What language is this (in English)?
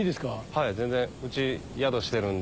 Japanese